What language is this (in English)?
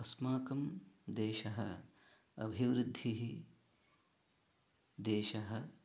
Sanskrit